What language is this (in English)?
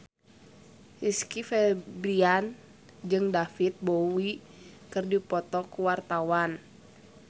Sundanese